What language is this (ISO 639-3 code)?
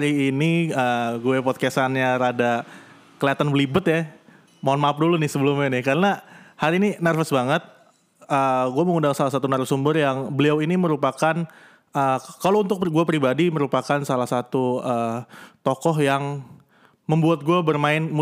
ind